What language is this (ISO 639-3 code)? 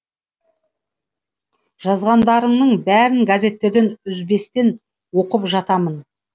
kaz